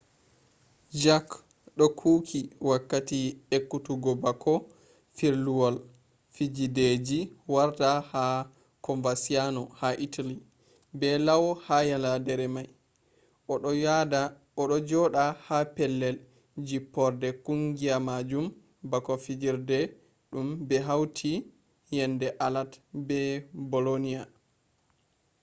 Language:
Fula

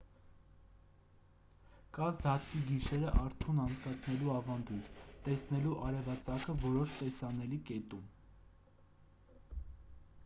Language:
Armenian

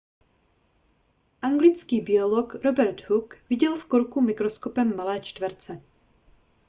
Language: Czech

